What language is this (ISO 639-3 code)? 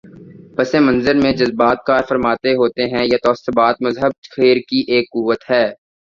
urd